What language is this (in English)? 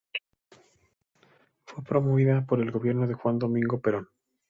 Spanish